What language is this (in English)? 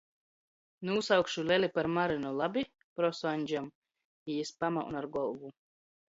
Latgalian